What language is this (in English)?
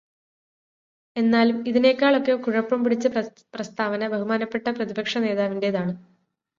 Malayalam